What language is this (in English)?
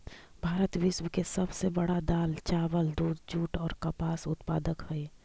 Magahi